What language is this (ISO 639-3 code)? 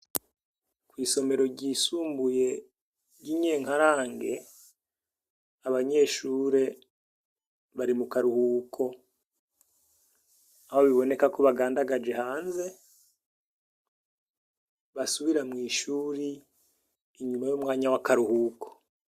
run